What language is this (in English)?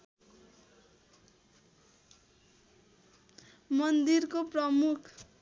Nepali